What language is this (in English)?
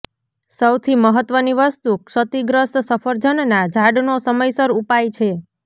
Gujarati